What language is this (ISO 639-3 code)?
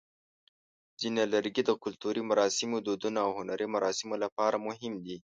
pus